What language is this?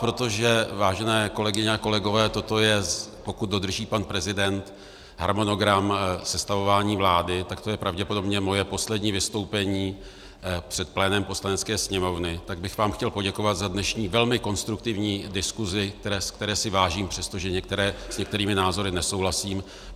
Czech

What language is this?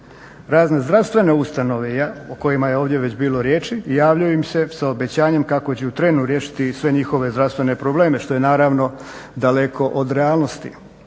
Croatian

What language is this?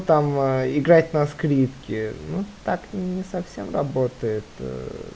Russian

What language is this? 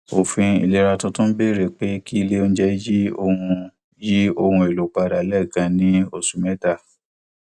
Yoruba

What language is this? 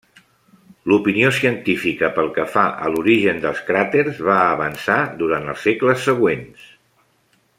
Catalan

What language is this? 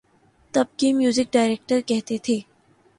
Urdu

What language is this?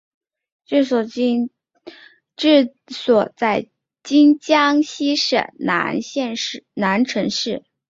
Chinese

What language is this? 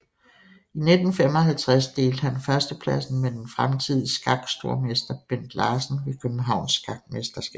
Danish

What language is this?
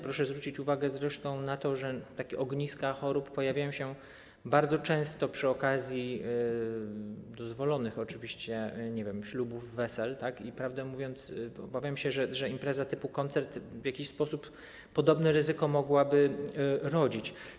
Polish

